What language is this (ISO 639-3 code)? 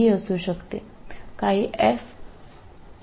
mal